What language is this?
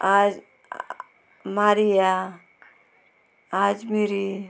Konkani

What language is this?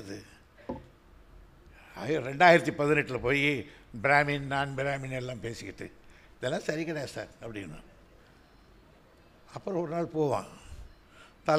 Tamil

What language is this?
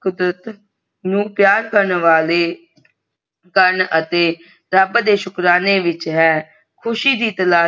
Punjabi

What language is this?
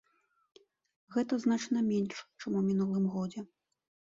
Belarusian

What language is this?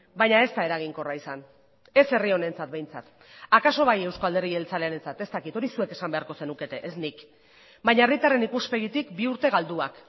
Basque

